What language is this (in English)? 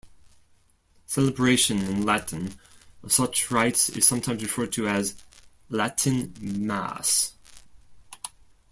English